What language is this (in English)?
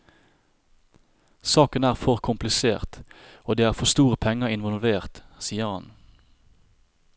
Norwegian